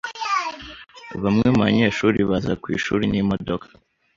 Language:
Kinyarwanda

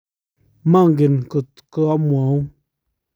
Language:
Kalenjin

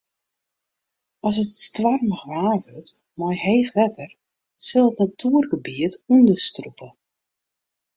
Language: Western Frisian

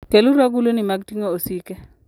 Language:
Luo (Kenya and Tanzania)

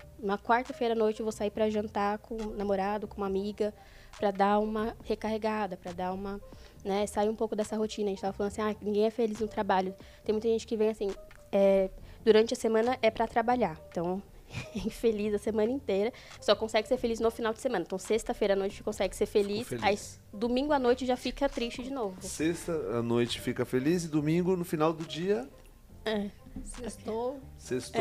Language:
Portuguese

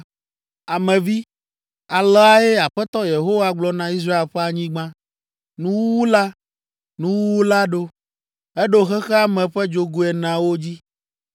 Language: Ewe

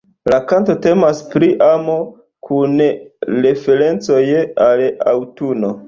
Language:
Esperanto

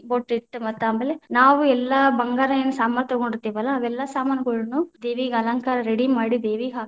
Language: Kannada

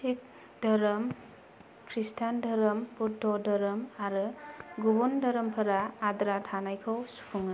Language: Bodo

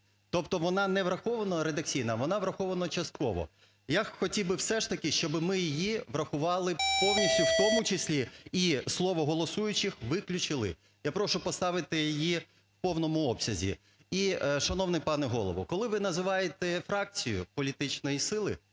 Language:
Ukrainian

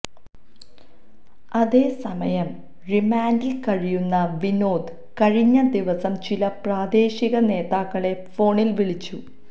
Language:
Malayalam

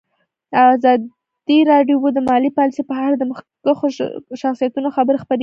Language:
Pashto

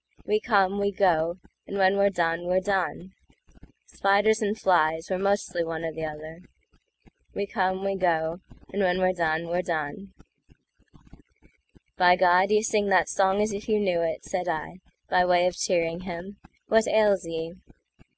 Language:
English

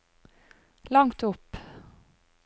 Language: Norwegian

